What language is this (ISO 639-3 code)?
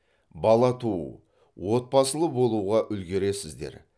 kaz